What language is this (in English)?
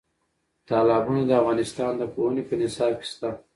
Pashto